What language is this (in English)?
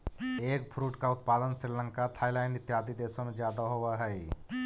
Magahi